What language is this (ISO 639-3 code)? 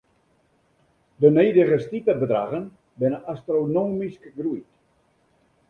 fry